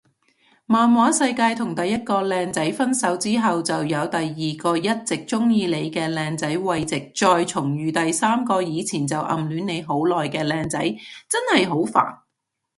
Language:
Cantonese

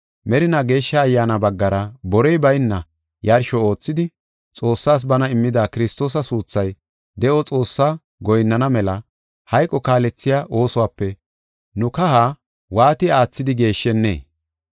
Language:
Gofa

